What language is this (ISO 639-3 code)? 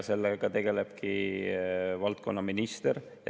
est